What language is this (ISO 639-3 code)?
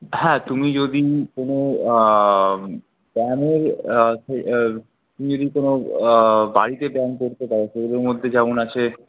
ben